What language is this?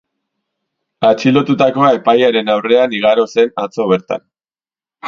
Basque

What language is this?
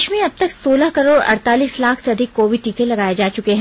Hindi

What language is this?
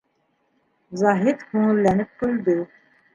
Bashkir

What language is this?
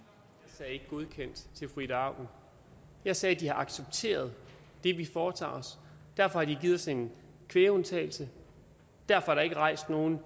Danish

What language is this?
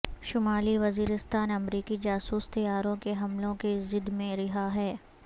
Urdu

